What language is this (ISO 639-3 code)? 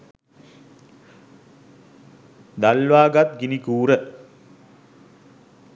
sin